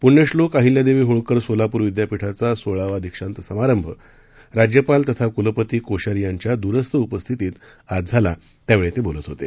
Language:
Marathi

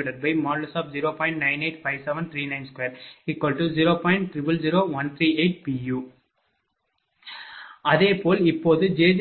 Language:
Tamil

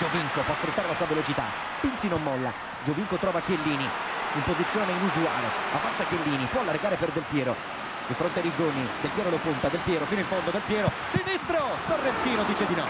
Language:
Italian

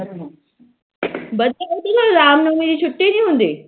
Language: Punjabi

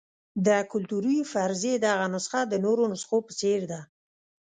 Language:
Pashto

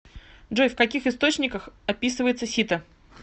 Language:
Russian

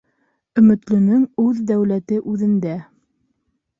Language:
Bashkir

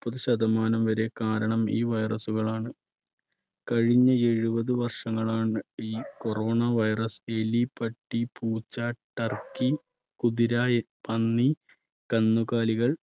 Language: Malayalam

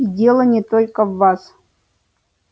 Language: Russian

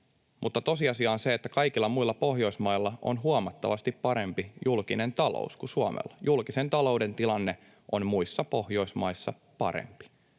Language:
Finnish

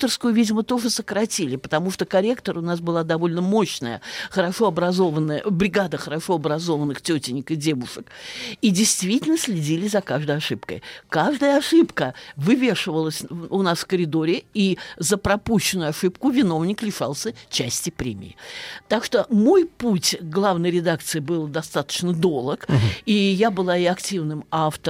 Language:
Russian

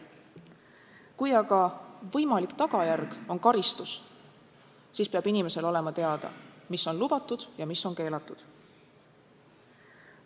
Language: Estonian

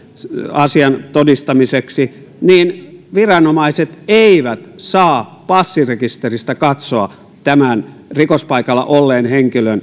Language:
Finnish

